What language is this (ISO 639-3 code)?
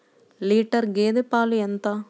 tel